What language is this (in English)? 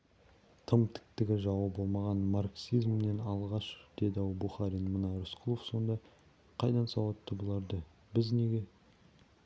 Kazakh